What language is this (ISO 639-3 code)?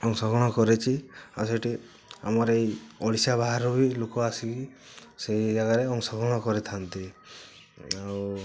ori